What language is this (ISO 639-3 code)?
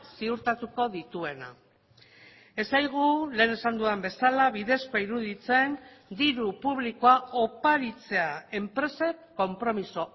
eus